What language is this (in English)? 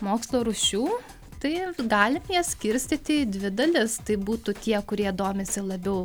Lithuanian